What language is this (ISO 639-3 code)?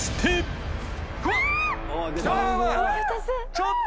jpn